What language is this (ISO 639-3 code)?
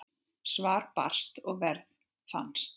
isl